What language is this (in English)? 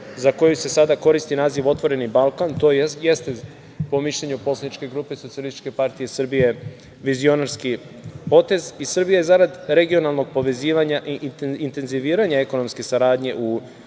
Serbian